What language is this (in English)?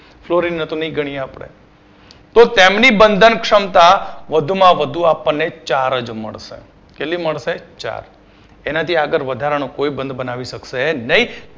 Gujarati